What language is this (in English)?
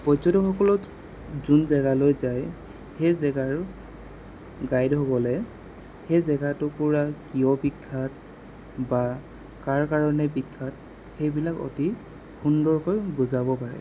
Assamese